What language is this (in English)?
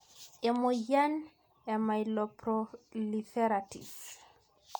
Masai